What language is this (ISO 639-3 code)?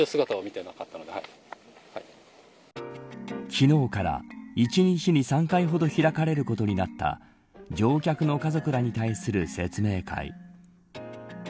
jpn